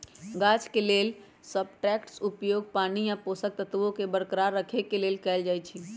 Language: Magahi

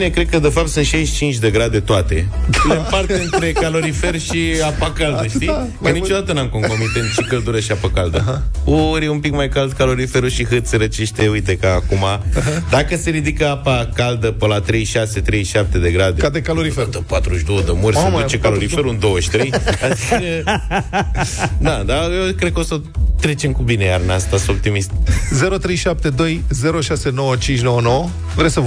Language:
Romanian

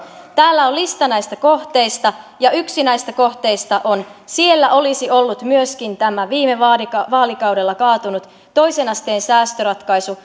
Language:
Finnish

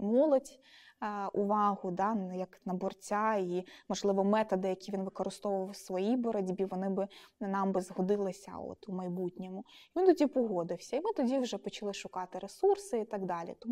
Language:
Ukrainian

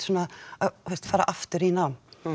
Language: Icelandic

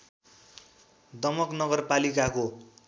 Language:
Nepali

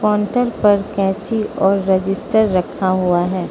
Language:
Hindi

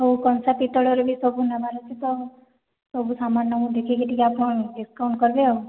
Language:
Odia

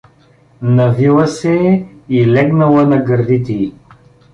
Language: Bulgarian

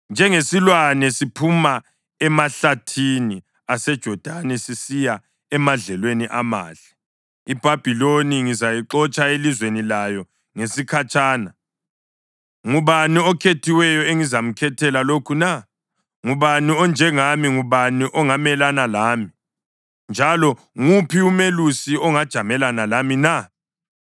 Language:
North Ndebele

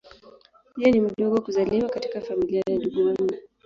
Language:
Swahili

